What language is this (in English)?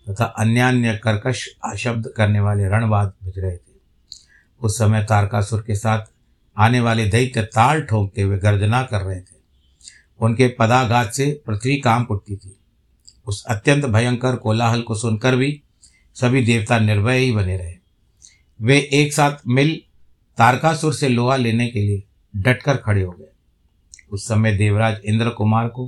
Hindi